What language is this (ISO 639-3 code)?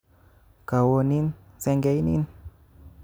kln